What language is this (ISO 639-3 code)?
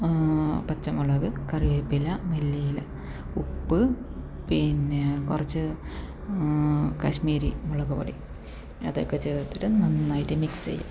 mal